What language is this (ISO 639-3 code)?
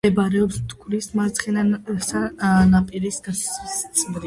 kat